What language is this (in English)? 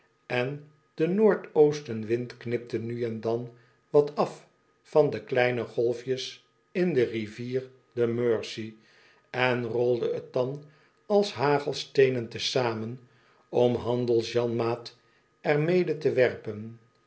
Dutch